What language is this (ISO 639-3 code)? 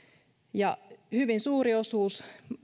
fin